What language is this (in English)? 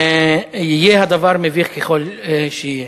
Hebrew